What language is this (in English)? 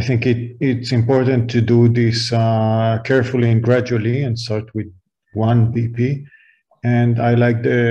English